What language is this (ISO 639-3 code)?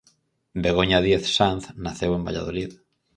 glg